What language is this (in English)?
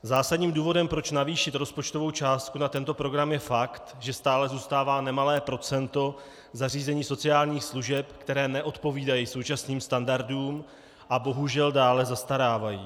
Czech